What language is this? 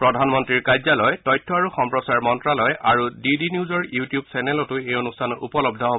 Assamese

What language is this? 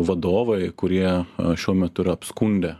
Lithuanian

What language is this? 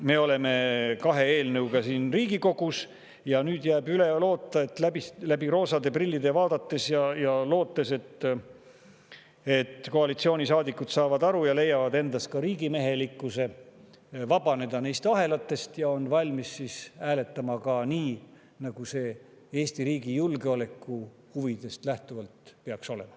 Estonian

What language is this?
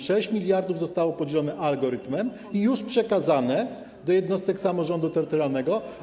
Polish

